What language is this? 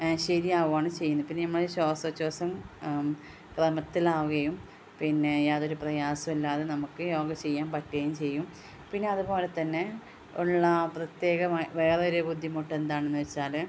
Malayalam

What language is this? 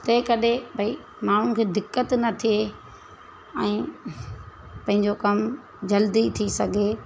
Sindhi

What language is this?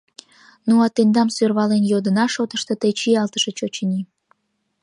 Mari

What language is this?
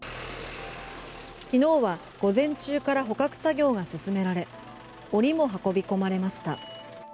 Japanese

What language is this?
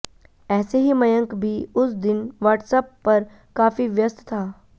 Hindi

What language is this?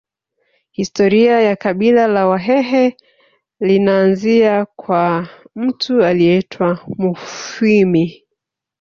Swahili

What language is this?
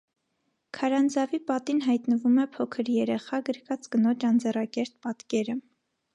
Armenian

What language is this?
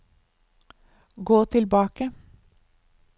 Norwegian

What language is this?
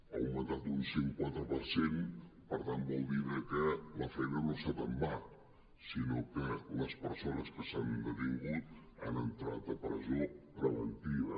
Catalan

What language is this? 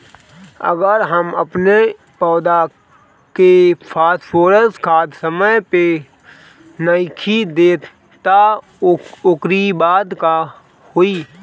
Bhojpuri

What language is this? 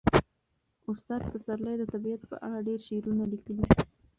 Pashto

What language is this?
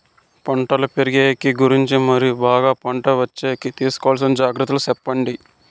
Telugu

